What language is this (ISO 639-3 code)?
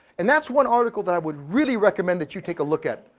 eng